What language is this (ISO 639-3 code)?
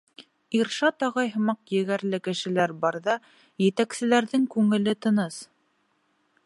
bak